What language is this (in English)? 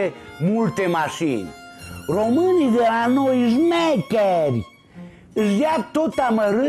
Romanian